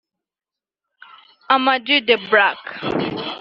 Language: Kinyarwanda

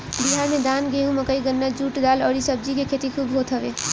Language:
Bhojpuri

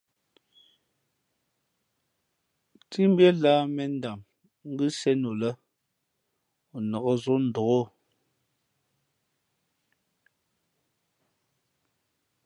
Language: Fe'fe'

